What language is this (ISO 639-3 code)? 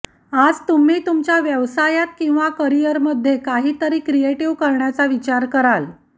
mar